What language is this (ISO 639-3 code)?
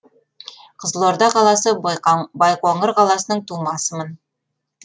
kaz